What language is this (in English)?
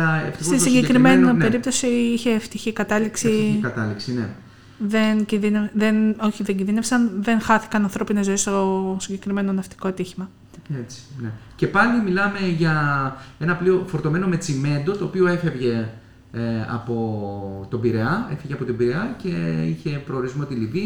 Greek